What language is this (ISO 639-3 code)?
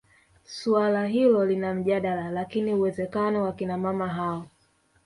swa